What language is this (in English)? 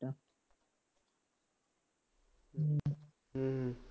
Punjabi